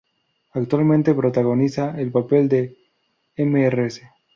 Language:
Spanish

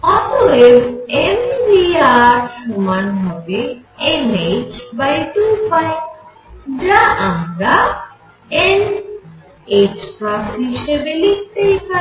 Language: Bangla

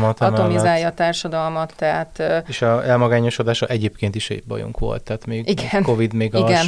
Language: Hungarian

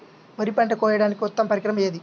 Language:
Telugu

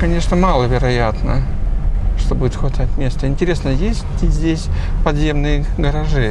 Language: Russian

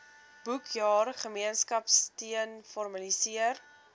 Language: Afrikaans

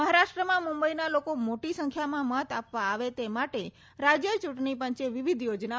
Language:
Gujarati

